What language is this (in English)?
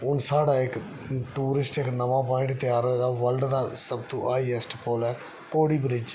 Dogri